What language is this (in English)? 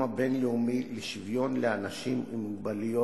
Hebrew